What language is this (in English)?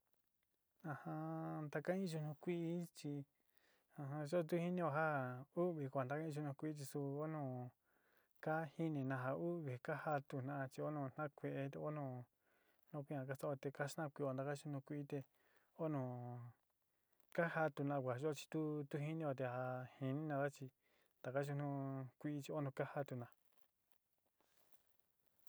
Sinicahua Mixtec